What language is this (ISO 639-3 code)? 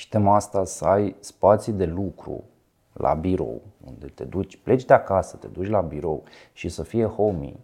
ron